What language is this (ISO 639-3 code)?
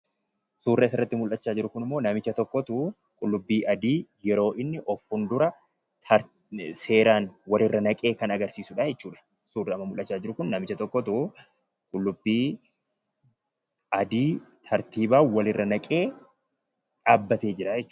orm